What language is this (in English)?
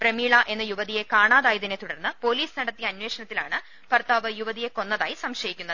Malayalam